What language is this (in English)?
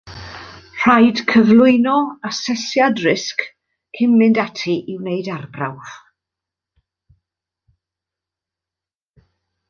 Welsh